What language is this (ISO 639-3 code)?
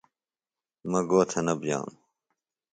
phl